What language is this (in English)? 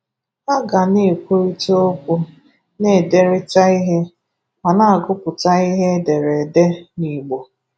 Igbo